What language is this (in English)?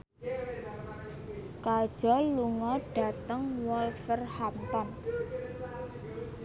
Javanese